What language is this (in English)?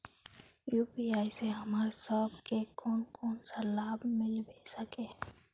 Magahi